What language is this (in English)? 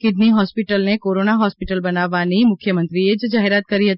Gujarati